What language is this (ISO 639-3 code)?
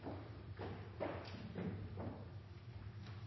nob